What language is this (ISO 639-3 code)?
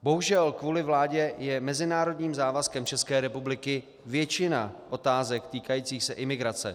ces